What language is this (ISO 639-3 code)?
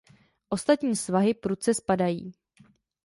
ces